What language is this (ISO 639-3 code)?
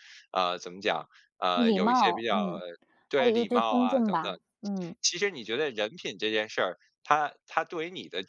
zho